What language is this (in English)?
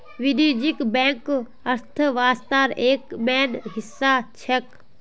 Magahi